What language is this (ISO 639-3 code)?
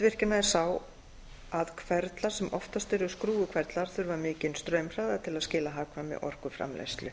isl